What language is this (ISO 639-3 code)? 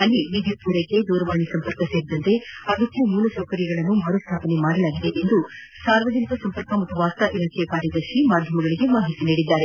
kan